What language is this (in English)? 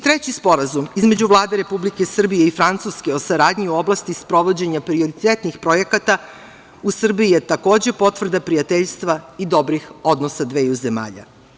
Serbian